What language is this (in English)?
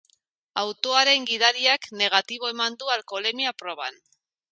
Basque